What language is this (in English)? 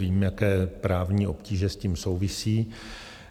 Czech